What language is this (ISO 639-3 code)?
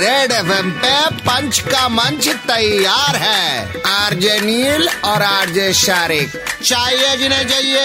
hin